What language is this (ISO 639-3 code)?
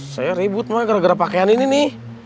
ind